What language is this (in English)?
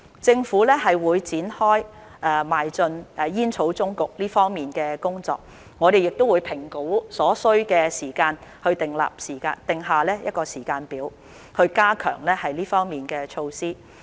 Cantonese